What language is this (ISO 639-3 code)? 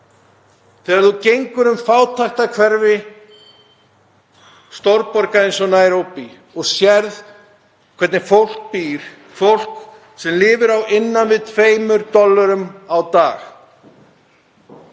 isl